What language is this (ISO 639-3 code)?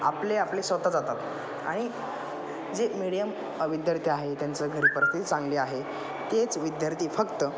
mar